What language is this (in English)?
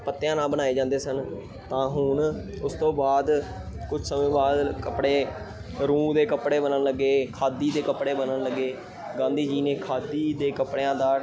Punjabi